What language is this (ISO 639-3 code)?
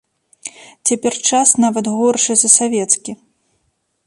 bel